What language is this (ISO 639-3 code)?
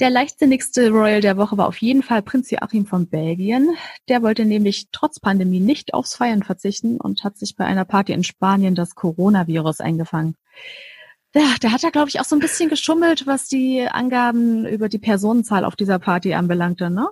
deu